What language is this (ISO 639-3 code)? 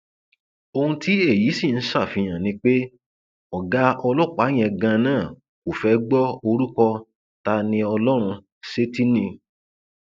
yor